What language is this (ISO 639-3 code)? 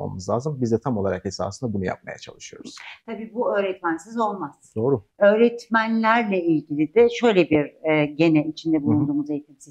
tur